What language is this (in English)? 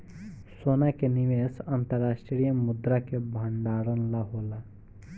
Bhojpuri